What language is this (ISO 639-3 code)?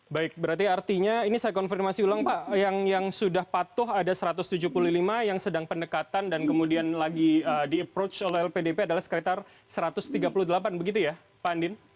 ind